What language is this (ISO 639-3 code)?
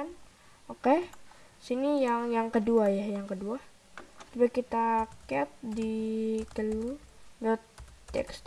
ind